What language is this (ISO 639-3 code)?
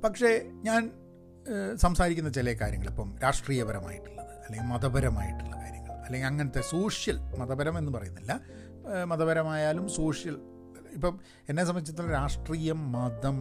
mal